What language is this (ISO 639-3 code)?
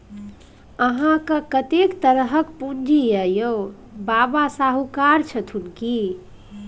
mai